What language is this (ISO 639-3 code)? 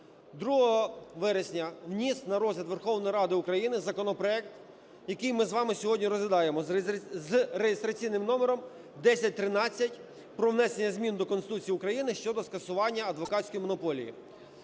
ukr